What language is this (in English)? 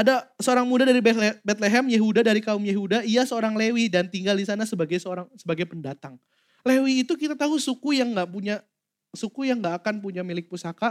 Indonesian